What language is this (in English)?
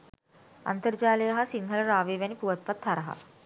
Sinhala